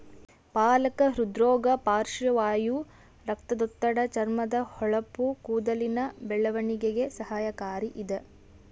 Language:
Kannada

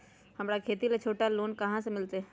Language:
Magahi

